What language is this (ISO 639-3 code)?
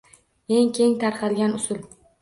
uzb